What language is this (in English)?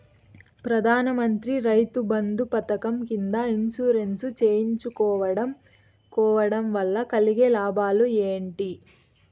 Telugu